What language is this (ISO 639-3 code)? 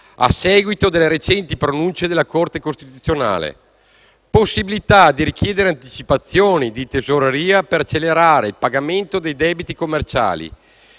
ita